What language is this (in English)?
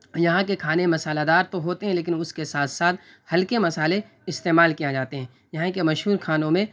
Urdu